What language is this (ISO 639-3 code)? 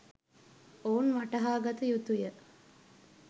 sin